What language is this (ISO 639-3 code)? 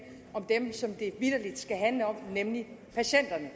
dan